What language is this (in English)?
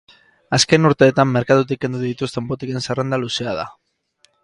Basque